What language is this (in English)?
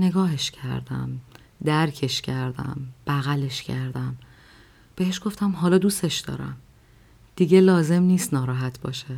Persian